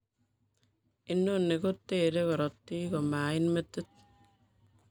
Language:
Kalenjin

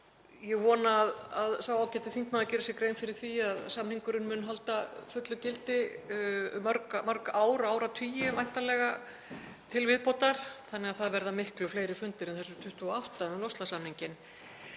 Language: Icelandic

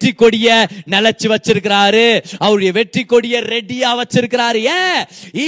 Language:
Tamil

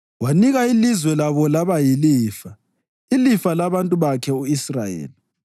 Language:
North Ndebele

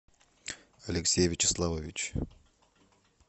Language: Russian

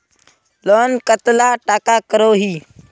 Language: Magahi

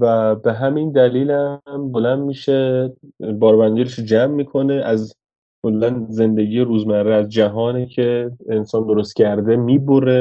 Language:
Persian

